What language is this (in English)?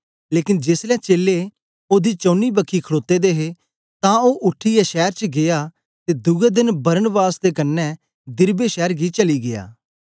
Dogri